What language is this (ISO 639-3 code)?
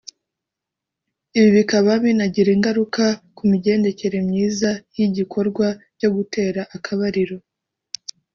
kin